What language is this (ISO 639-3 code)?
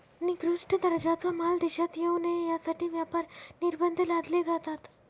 mar